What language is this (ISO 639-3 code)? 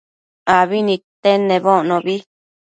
mcf